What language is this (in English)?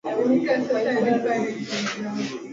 Swahili